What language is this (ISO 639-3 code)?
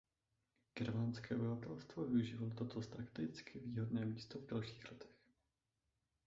ces